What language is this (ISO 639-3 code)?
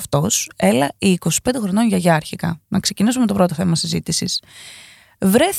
ell